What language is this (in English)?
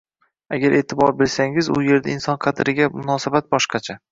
Uzbek